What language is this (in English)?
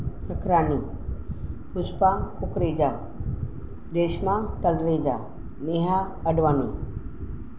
Sindhi